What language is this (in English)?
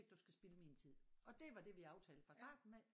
Danish